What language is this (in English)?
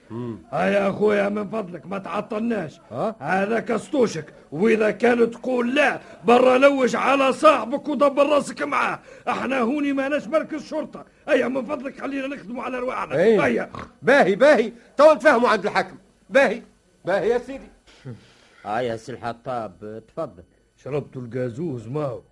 Arabic